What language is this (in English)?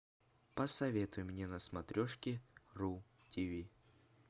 Russian